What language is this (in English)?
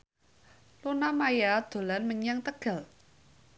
Javanese